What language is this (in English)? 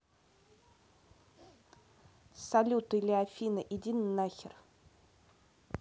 Russian